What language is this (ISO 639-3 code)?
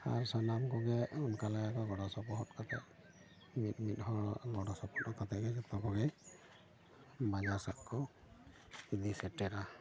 sat